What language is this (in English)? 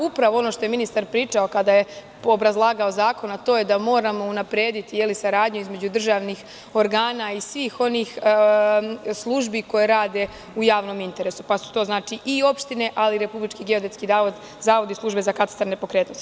Serbian